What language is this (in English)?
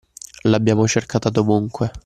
Italian